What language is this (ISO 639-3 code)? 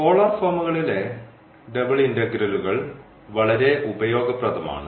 mal